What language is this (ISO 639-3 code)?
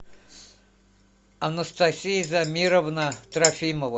rus